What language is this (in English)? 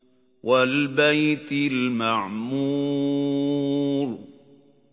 Arabic